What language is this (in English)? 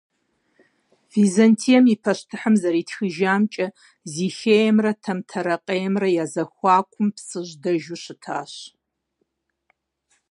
Kabardian